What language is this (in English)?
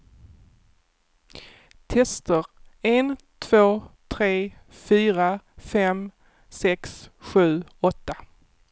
Swedish